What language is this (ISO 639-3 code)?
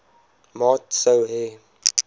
afr